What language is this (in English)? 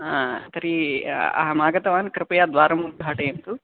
Sanskrit